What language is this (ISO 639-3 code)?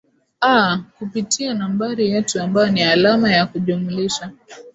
swa